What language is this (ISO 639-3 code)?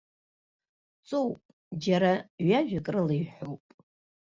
abk